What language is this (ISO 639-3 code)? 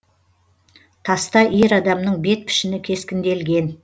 kaz